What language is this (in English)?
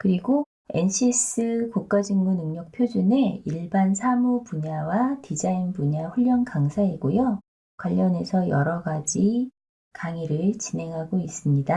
Korean